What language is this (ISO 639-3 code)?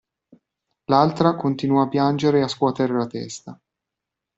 ita